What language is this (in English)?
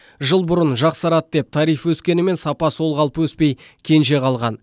Kazakh